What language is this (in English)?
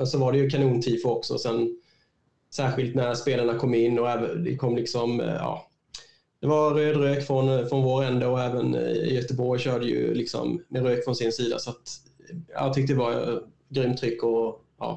Swedish